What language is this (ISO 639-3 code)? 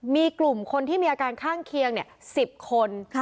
tha